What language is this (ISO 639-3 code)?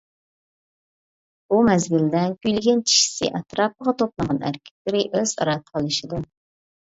uig